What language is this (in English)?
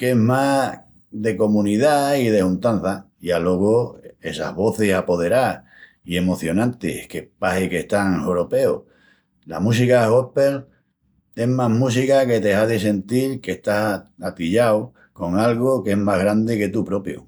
Extremaduran